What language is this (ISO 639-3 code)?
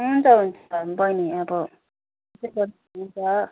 nep